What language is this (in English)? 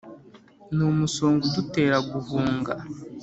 Kinyarwanda